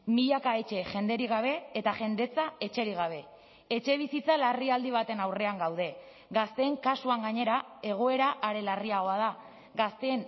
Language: Basque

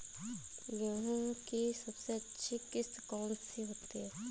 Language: Hindi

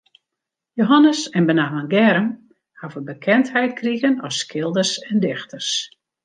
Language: Western Frisian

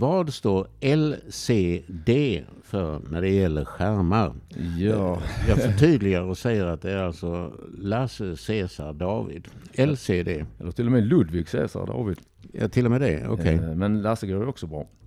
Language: Swedish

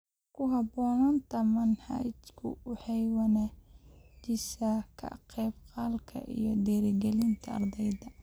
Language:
Somali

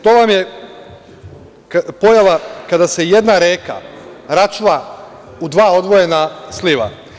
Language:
Serbian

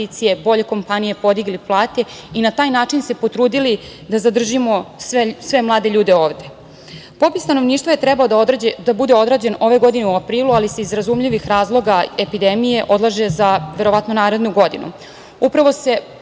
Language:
Serbian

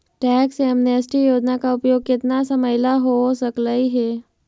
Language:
Magahi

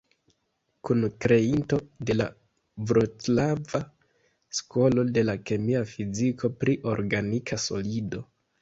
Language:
Esperanto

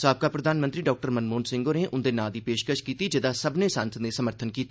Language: Dogri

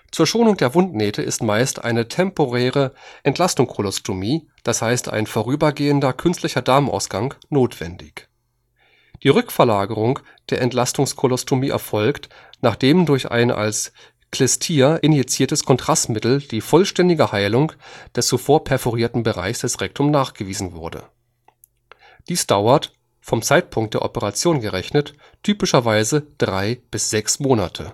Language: German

